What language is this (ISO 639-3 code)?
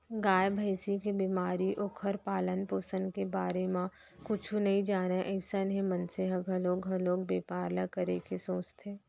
hne